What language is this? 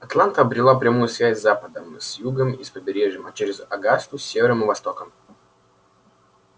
Russian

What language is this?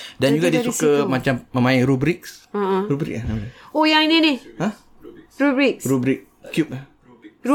Malay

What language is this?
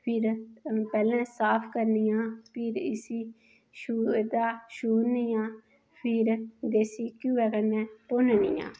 Dogri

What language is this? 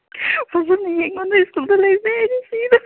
Manipuri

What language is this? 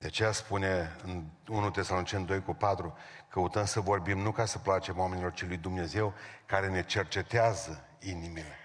Romanian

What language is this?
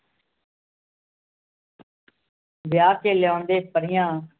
Punjabi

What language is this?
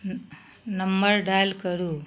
Maithili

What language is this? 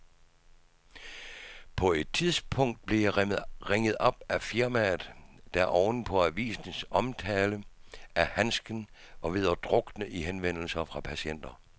Danish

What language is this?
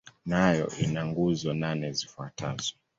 Swahili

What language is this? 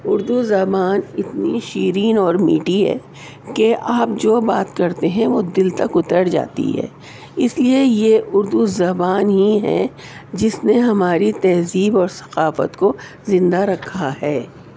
Urdu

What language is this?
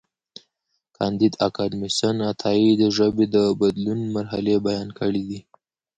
Pashto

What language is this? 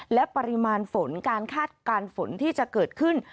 Thai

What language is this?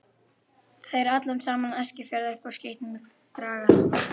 Icelandic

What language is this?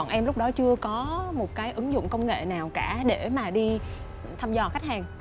Vietnamese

